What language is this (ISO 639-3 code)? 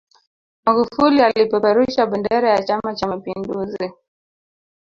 swa